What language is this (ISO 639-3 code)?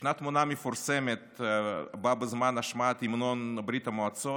heb